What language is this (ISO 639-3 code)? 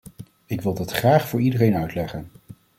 nld